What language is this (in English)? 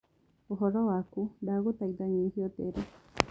Kikuyu